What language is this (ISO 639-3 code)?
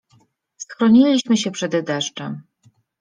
pol